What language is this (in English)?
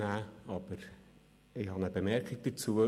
Swiss German